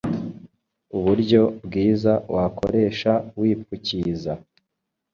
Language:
Kinyarwanda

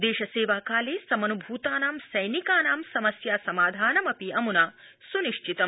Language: Sanskrit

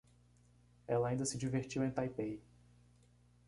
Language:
Portuguese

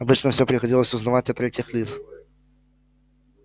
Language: Russian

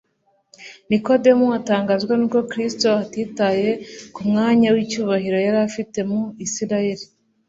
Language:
Kinyarwanda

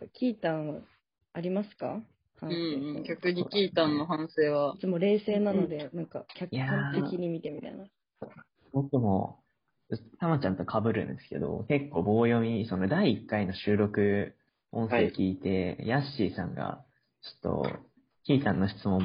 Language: Japanese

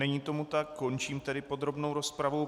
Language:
Czech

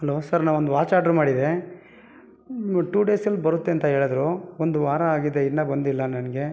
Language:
Kannada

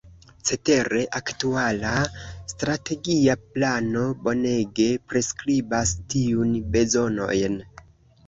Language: Esperanto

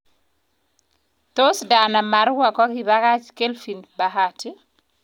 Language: Kalenjin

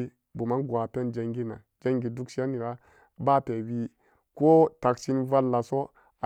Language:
Samba Daka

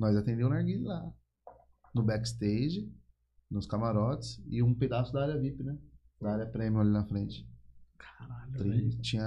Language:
Portuguese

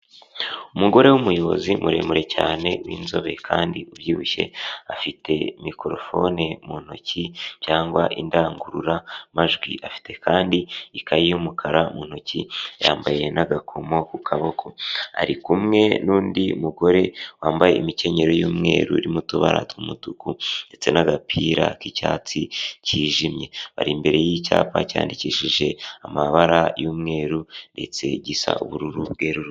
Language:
Kinyarwanda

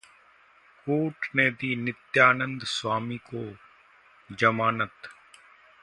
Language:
Hindi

